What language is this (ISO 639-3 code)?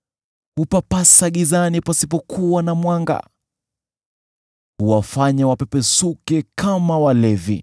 swa